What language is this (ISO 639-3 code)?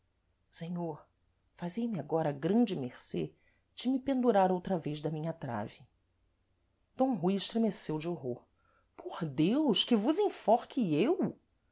por